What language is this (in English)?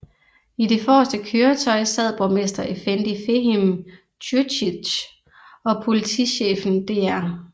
Danish